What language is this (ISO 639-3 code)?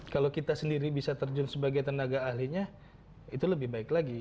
ind